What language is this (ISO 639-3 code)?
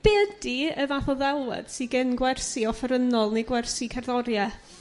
cym